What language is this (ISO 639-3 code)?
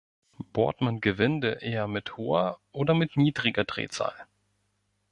deu